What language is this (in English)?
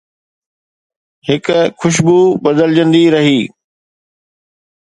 Sindhi